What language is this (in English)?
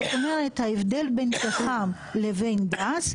Hebrew